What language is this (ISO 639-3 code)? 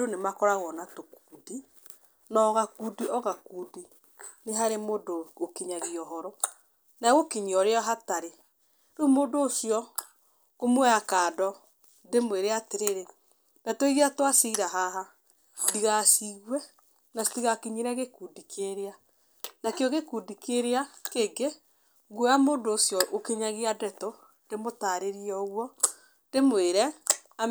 kik